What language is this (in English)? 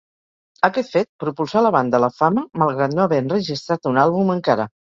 Catalan